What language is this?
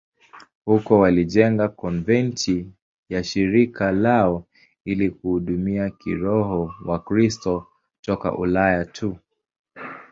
Swahili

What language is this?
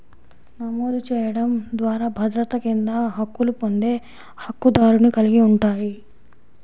Telugu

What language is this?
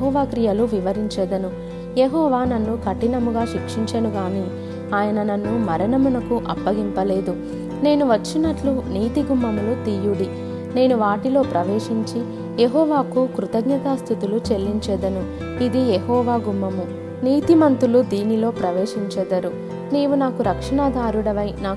Telugu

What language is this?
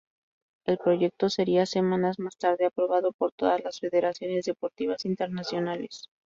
Spanish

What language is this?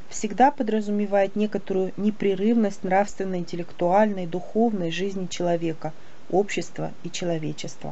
Russian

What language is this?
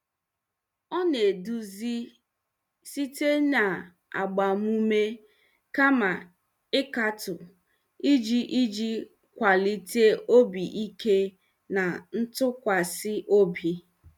Igbo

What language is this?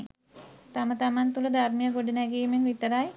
Sinhala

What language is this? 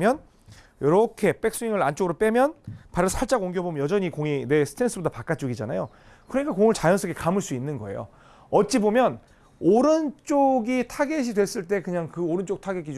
Korean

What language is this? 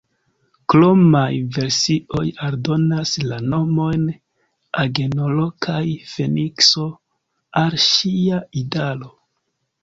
Esperanto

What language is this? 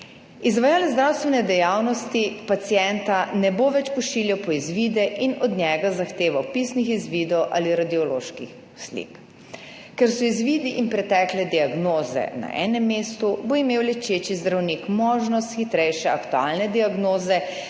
Slovenian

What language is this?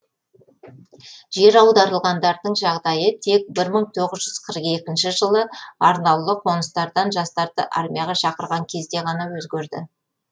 Kazakh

